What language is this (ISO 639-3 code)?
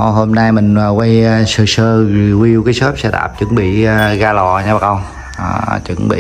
vie